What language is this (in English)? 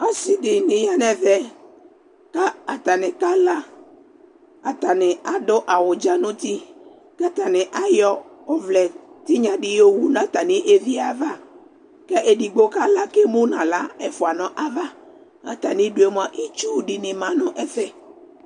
Ikposo